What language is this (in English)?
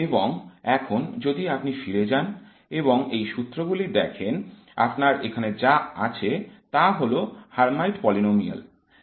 Bangla